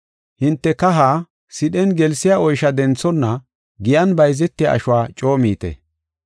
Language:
Gofa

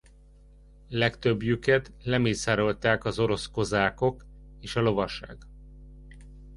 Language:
Hungarian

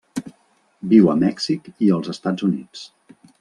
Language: Catalan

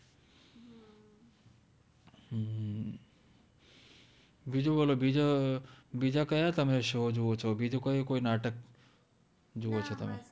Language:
Gujarati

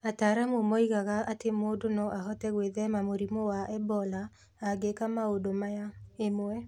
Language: Kikuyu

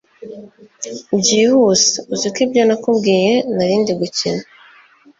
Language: Kinyarwanda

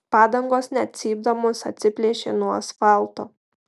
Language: Lithuanian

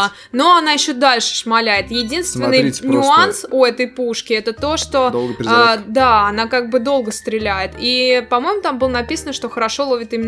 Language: Russian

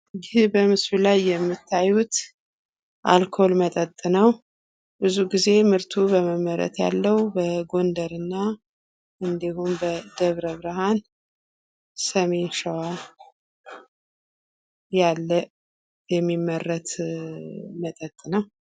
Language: Amharic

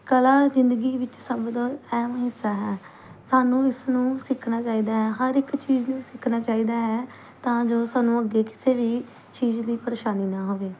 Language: Punjabi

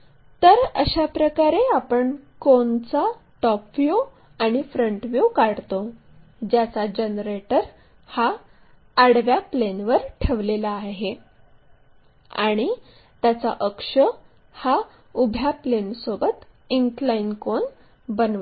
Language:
Marathi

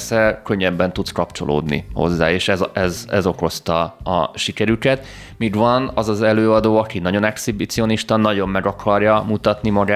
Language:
Hungarian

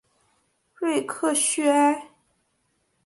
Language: Chinese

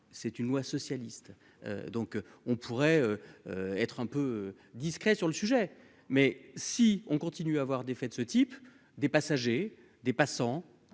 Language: French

